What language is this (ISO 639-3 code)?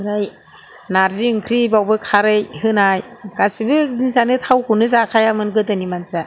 brx